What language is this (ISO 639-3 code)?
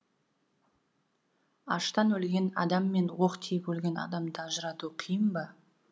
kaz